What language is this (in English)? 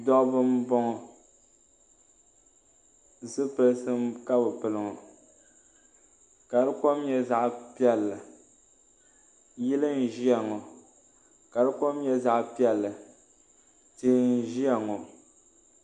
Dagbani